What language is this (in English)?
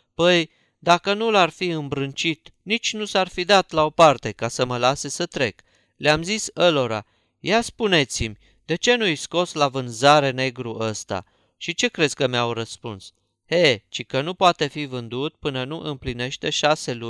Romanian